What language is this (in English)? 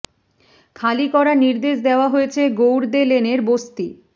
Bangla